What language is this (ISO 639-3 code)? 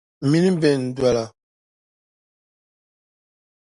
dag